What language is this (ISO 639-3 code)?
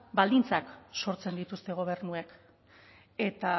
eus